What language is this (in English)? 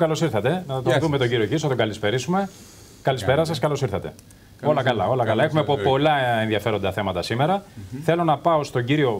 Greek